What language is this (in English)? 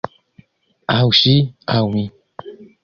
Esperanto